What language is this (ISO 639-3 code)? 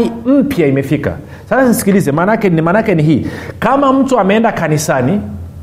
swa